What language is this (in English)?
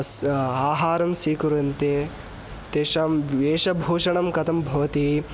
Sanskrit